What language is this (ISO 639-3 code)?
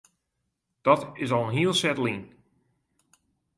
fry